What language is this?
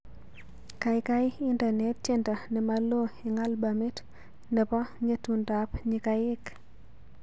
Kalenjin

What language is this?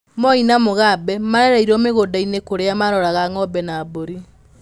Kikuyu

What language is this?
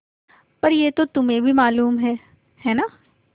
Hindi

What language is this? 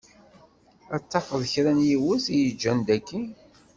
Kabyle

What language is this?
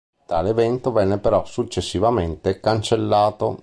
Italian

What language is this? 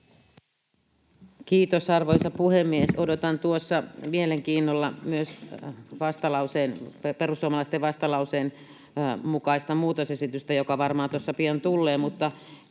Finnish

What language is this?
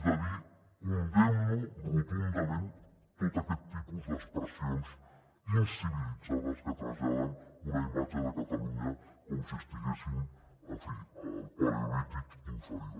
Catalan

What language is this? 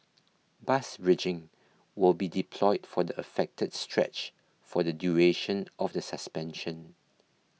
English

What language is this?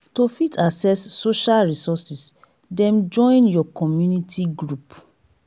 Nigerian Pidgin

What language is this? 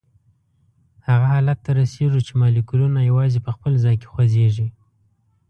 Pashto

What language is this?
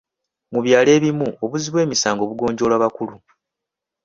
Ganda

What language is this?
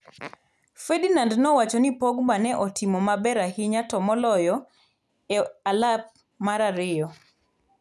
Luo (Kenya and Tanzania)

